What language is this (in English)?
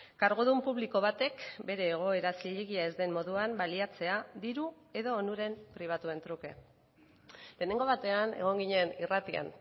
Basque